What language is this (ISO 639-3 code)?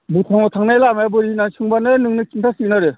brx